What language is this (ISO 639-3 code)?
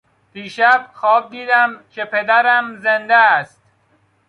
fas